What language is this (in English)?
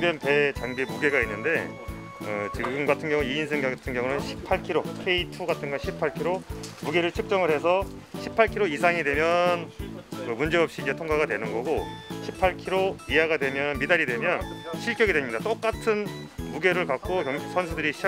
Korean